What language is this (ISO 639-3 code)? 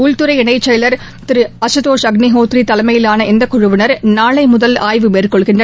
tam